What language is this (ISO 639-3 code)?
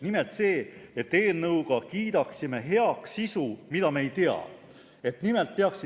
est